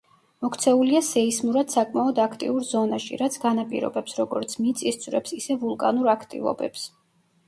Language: Georgian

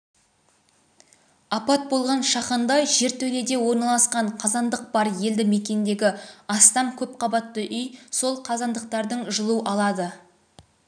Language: Kazakh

